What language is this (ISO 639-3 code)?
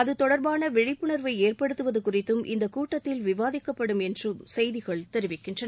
tam